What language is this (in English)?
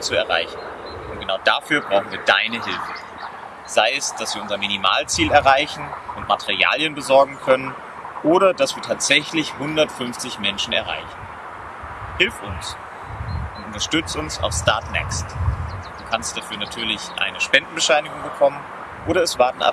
German